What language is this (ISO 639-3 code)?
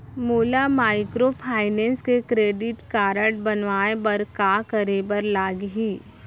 hne